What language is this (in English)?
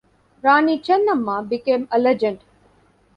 English